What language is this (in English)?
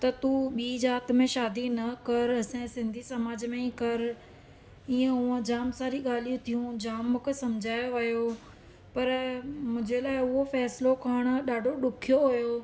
Sindhi